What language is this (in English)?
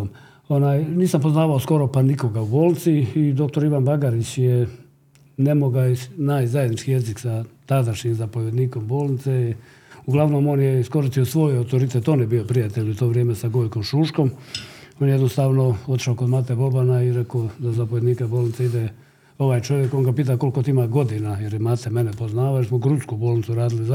Croatian